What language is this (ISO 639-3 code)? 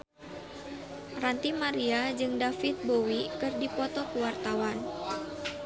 sun